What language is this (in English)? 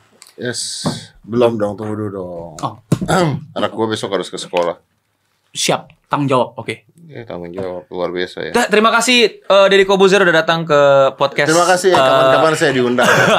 Indonesian